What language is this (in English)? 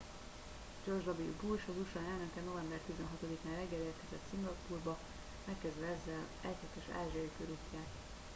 Hungarian